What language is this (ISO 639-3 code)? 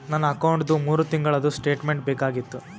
kan